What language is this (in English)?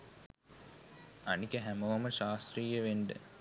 Sinhala